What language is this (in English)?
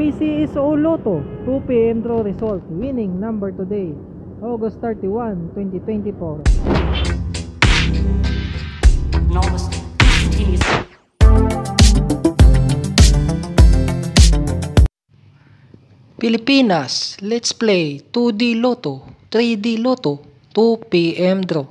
Filipino